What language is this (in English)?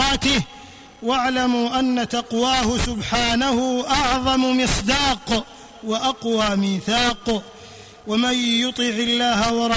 Arabic